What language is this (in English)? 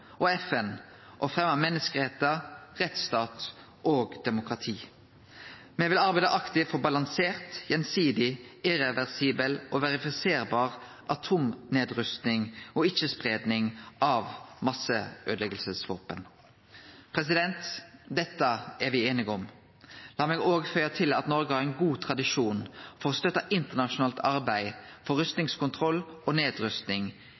Norwegian Nynorsk